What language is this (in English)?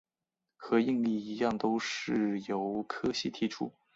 Chinese